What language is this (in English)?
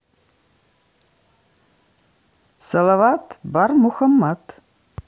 Russian